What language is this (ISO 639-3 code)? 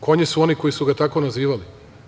srp